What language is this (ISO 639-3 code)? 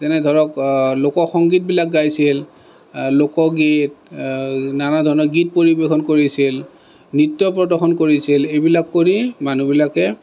asm